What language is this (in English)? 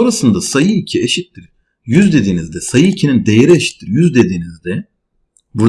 Turkish